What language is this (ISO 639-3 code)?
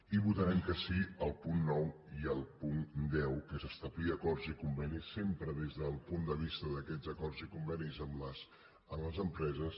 cat